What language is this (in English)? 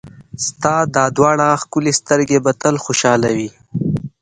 Pashto